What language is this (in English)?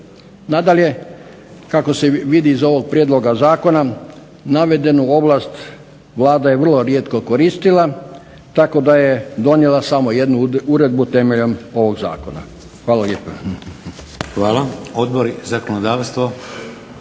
Croatian